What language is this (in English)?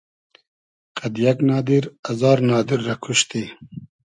Hazaragi